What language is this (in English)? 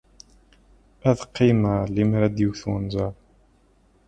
Kabyle